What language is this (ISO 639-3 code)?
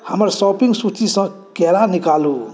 mai